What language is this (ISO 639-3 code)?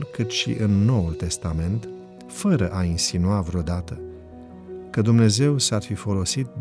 ron